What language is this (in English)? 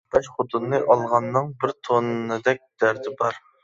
Uyghur